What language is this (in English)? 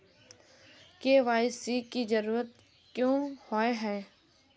Magahi